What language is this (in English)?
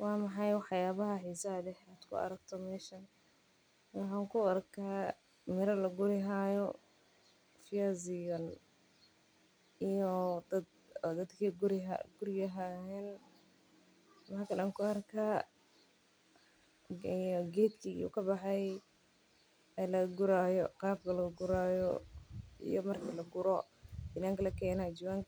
Somali